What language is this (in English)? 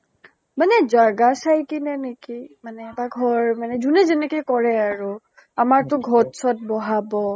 Assamese